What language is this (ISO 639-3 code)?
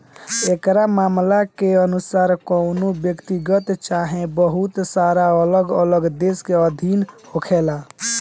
bho